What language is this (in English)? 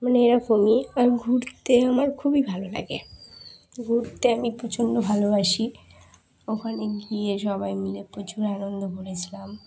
Bangla